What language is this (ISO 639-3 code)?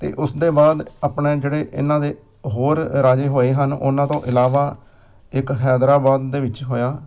pan